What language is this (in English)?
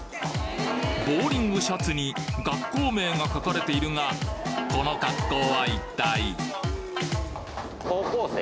Japanese